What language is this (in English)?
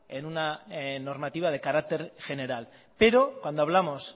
Spanish